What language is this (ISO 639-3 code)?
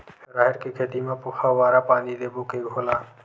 hne